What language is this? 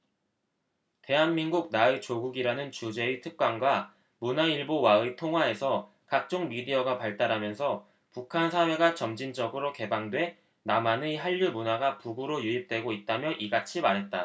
Korean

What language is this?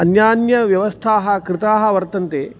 Sanskrit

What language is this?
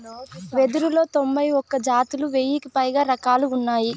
Telugu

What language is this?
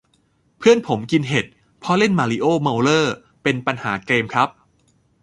Thai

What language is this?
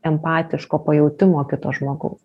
Lithuanian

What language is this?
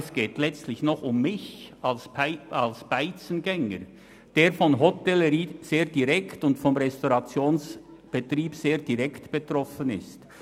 Swiss German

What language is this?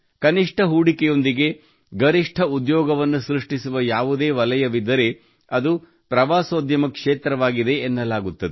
Kannada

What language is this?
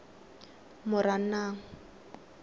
Tswana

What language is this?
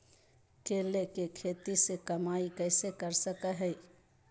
Magahi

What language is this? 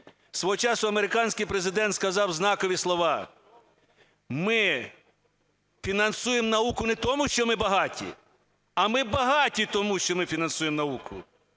Ukrainian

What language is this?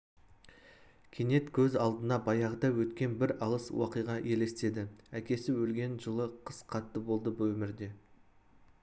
Kazakh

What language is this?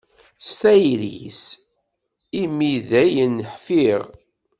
Kabyle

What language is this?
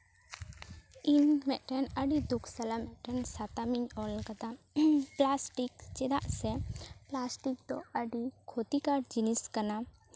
Santali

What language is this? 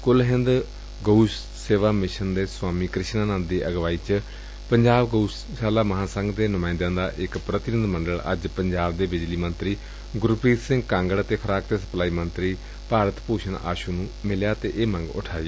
Punjabi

